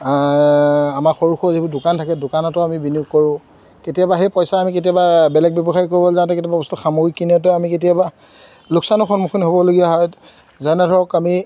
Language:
Assamese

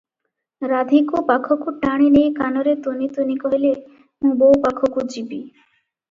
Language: Odia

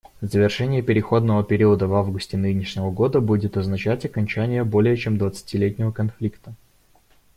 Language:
Russian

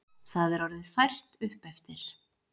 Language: Icelandic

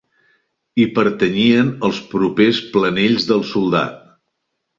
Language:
Catalan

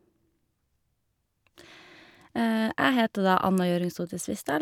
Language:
Norwegian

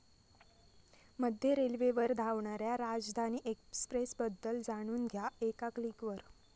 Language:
Marathi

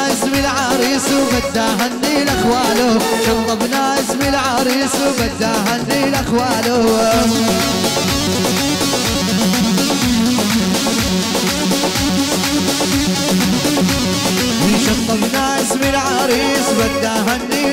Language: Arabic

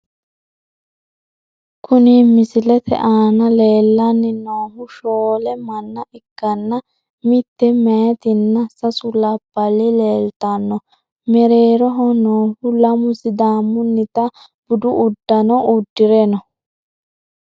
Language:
Sidamo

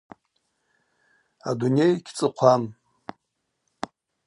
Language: Abaza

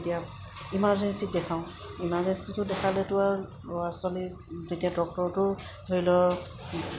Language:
Assamese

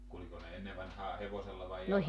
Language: Finnish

